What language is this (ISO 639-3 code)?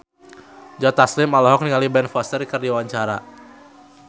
sun